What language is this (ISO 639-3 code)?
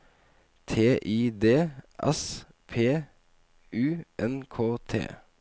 nor